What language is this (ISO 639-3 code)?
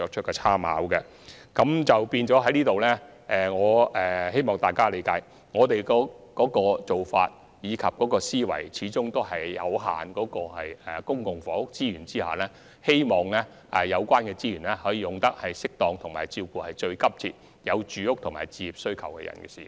yue